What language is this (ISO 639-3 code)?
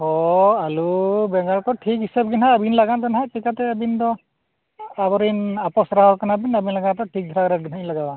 sat